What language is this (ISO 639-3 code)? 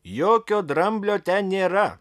lit